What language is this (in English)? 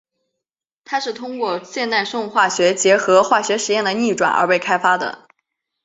Chinese